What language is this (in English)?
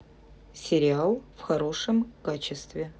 Russian